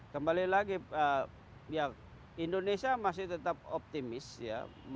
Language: Indonesian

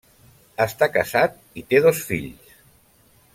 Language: Catalan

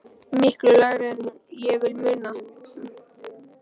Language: Icelandic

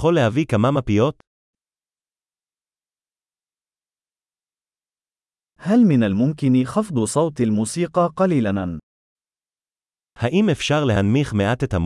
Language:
Arabic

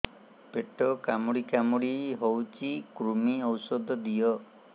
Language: Odia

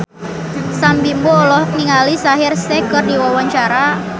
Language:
Sundanese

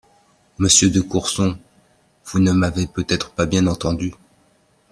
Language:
French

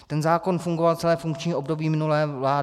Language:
Czech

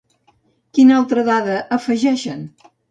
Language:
Catalan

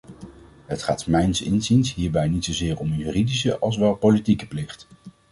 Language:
Dutch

